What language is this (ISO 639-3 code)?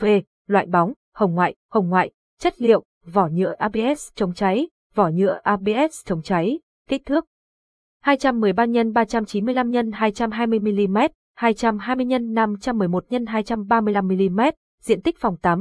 vie